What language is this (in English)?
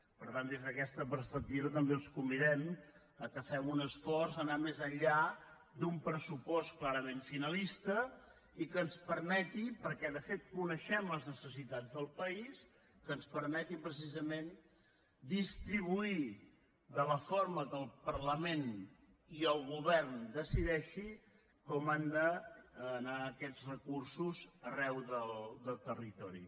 Catalan